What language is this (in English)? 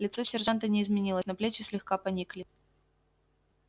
Russian